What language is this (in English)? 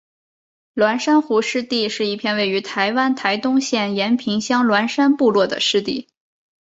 Chinese